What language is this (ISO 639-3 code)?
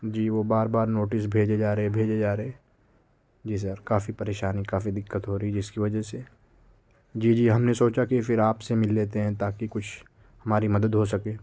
urd